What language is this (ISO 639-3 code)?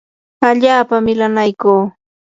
qur